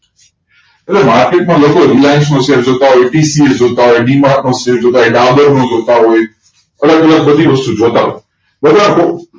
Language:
Gujarati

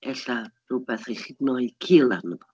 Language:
Welsh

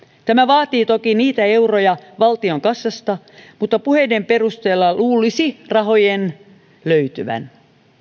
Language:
Finnish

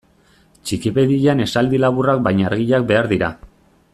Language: Basque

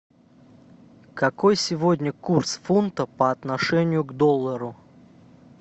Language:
Russian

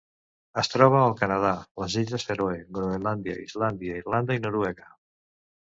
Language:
Catalan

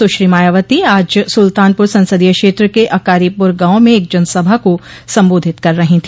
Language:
Hindi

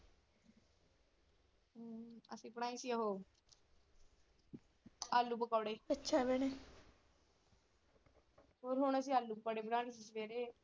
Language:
Punjabi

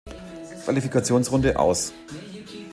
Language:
German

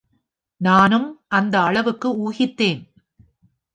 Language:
Tamil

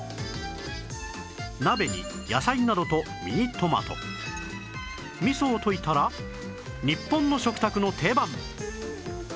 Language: Japanese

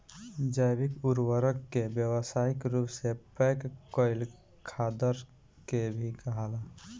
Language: Bhojpuri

